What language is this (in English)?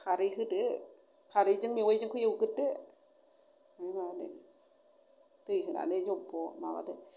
Bodo